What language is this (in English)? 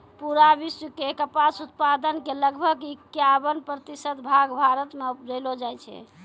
Maithili